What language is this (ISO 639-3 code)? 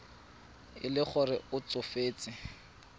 tsn